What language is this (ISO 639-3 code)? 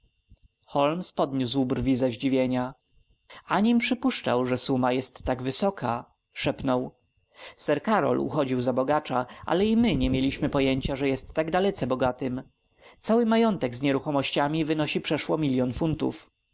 pol